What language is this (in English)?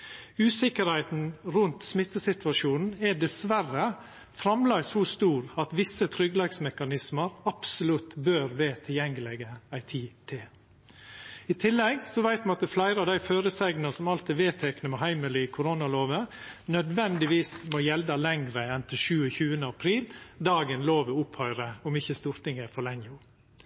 Norwegian Nynorsk